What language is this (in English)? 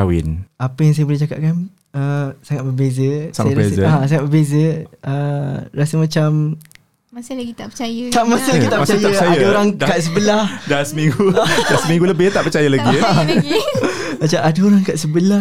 Malay